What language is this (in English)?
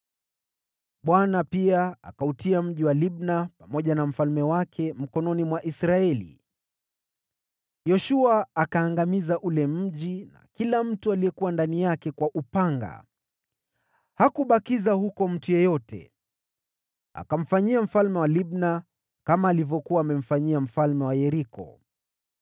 Swahili